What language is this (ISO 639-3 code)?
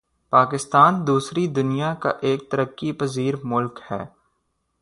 urd